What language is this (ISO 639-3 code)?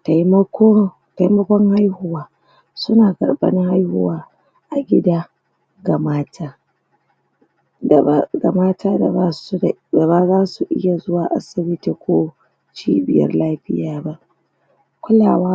hau